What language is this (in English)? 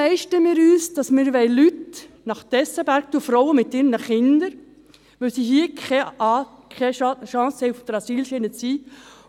Swiss German